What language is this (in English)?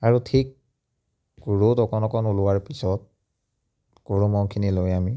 Assamese